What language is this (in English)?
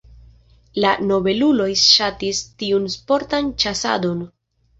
Esperanto